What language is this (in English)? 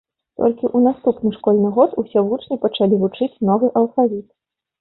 Belarusian